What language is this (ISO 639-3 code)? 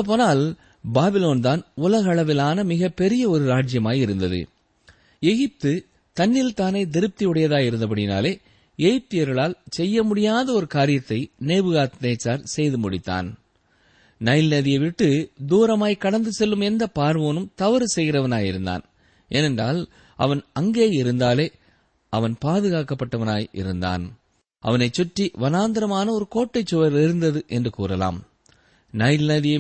tam